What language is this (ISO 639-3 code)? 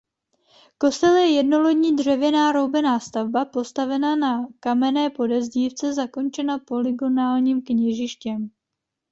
ces